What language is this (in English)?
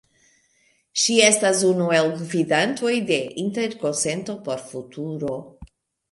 Esperanto